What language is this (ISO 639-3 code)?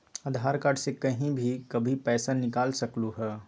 mag